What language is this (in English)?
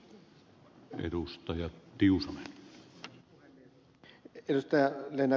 Finnish